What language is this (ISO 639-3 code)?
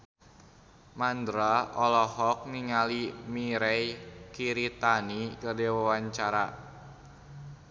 sun